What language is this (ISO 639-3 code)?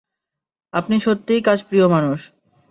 ben